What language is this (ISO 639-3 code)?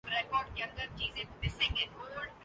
urd